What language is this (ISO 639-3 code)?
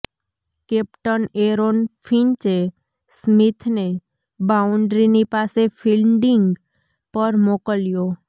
guj